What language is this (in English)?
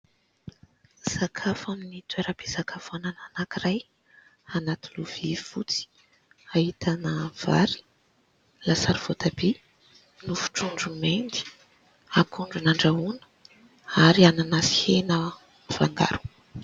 Malagasy